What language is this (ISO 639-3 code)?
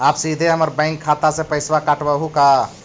mag